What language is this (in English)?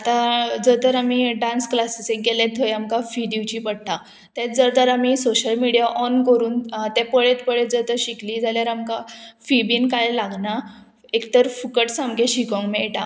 Konkani